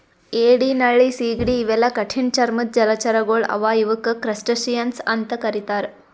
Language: Kannada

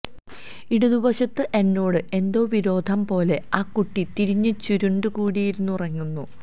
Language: Malayalam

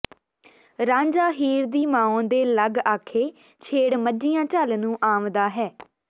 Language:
Punjabi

